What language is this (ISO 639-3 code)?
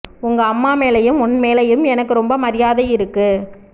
tam